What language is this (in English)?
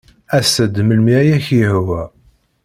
Kabyle